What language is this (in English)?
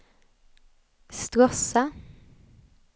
Swedish